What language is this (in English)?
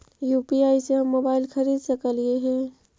Magahi